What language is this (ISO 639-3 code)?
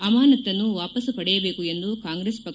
kan